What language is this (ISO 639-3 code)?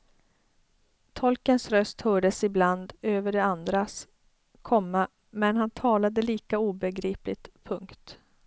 swe